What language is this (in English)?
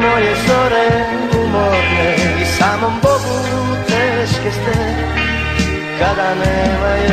Polish